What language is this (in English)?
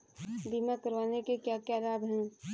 Hindi